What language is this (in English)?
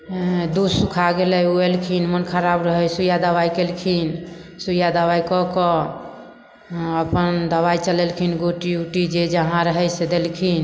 Maithili